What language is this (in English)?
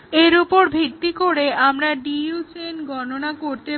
Bangla